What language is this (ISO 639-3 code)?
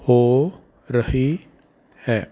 pan